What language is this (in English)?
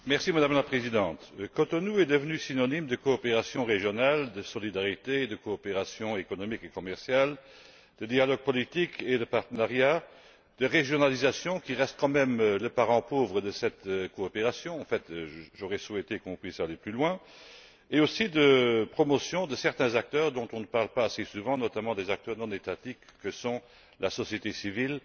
French